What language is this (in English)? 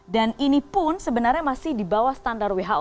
Indonesian